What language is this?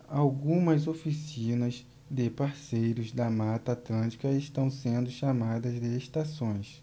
Portuguese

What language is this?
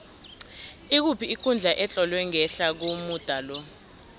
South Ndebele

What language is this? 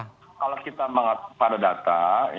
Indonesian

